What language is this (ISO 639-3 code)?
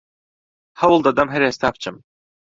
ckb